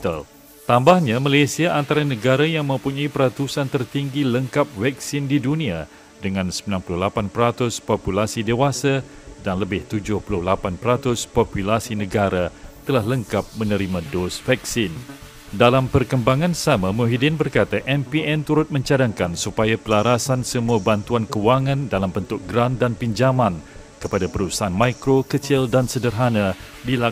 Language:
Malay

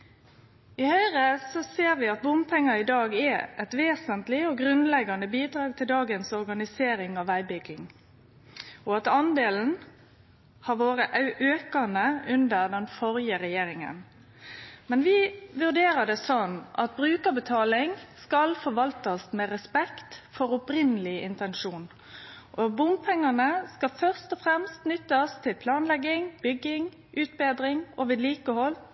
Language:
Norwegian Nynorsk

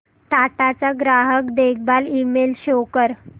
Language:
Marathi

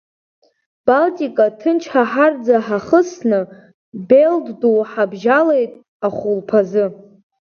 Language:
Abkhazian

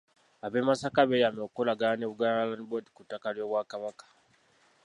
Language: Ganda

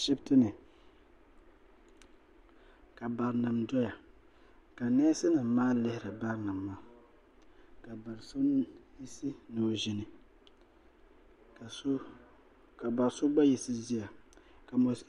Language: Dagbani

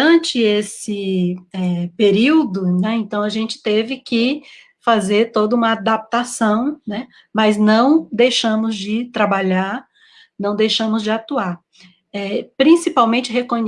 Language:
Portuguese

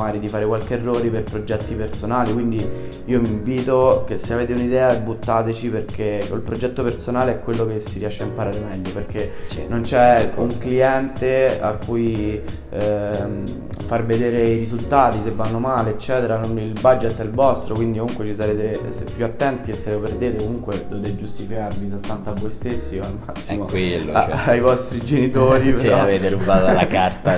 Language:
Italian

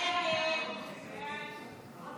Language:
Hebrew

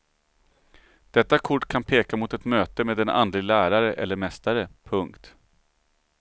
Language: Swedish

